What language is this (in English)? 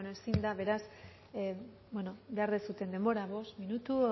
Basque